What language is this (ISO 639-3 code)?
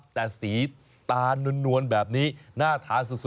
tha